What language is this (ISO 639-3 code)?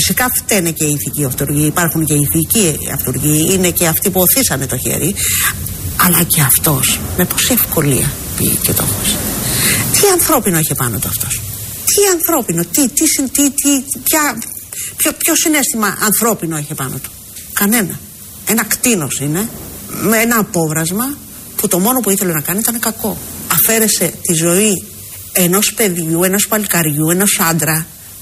ell